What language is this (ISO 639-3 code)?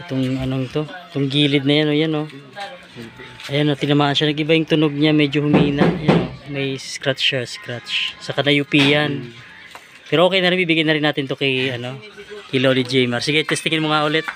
fil